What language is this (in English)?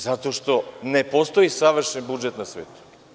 Serbian